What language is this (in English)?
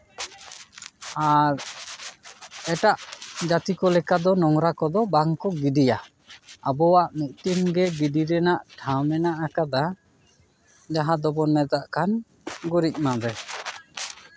Santali